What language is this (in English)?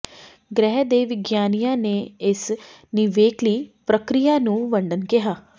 Punjabi